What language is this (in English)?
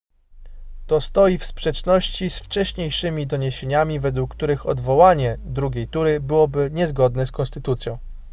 Polish